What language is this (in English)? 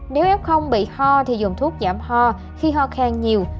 Vietnamese